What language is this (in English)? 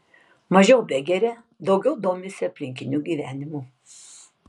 Lithuanian